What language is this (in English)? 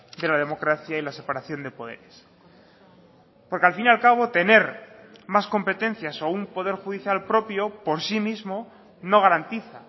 Spanish